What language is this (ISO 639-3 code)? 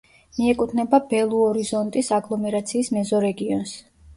kat